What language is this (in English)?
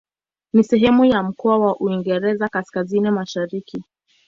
Swahili